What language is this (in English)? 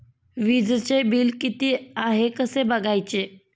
Marathi